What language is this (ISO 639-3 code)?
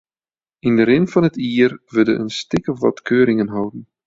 fry